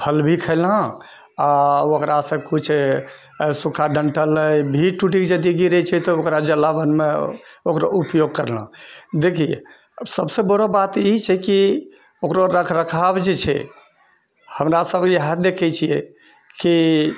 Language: Maithili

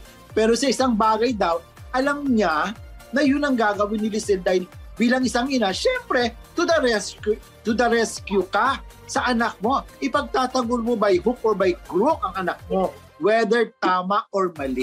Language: Filipino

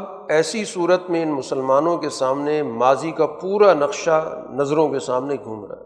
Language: Urdu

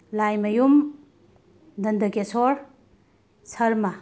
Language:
Manipuri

